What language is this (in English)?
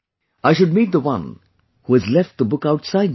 English